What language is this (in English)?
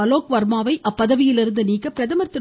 Tamil